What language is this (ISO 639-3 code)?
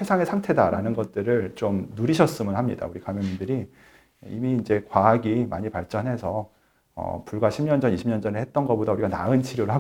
kor